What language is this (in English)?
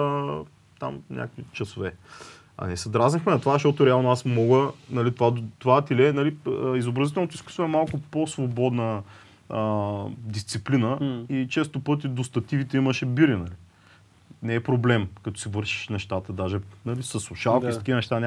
Bulgarian